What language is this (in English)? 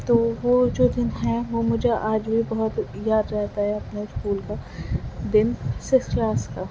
Urdu